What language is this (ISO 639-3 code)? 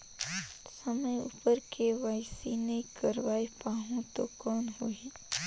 hne